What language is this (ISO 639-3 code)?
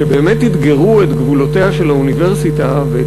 heb